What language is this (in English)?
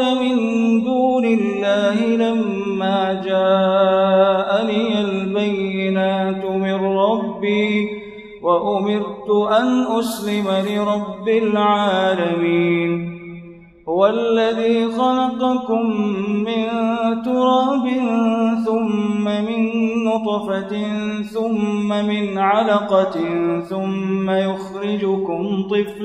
Arabic